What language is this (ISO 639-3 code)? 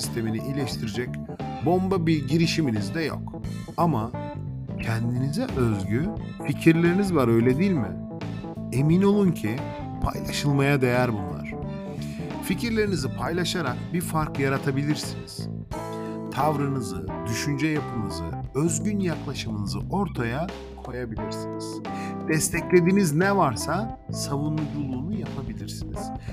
tur